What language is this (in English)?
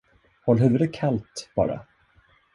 Swedish